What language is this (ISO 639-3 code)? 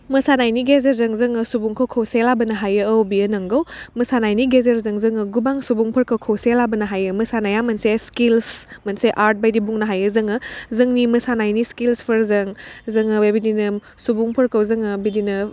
brx